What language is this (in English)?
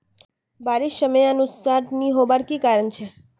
Magahi